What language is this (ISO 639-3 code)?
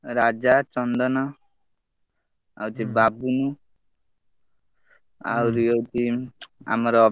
ori